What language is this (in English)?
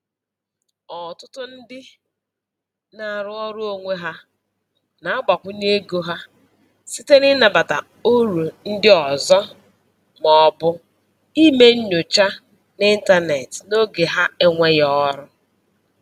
Igbo